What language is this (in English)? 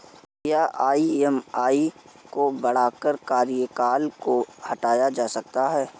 Hindi